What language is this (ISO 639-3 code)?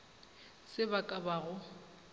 nso